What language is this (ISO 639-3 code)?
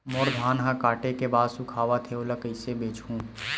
hne